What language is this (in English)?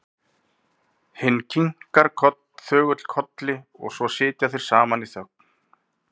Icelandic